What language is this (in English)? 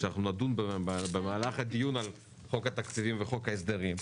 Hebrew